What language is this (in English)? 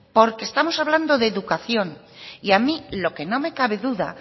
Spanish